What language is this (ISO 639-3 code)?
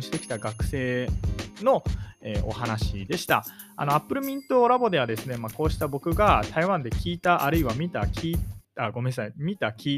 jpn